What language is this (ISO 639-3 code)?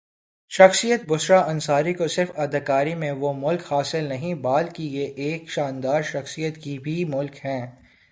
urd